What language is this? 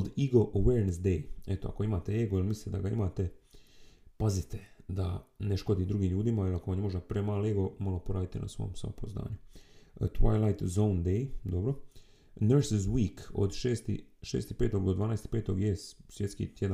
Croatian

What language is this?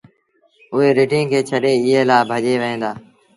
Sindhi Bhil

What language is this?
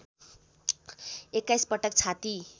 Nepali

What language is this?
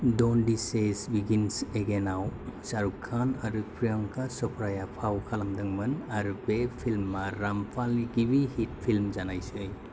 Bodo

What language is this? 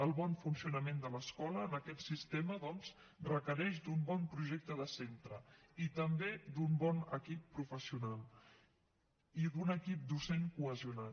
Catalan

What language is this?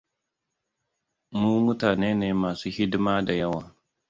Hausa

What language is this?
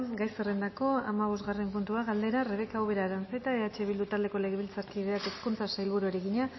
Basque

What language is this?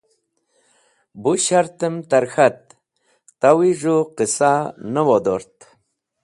Wakhi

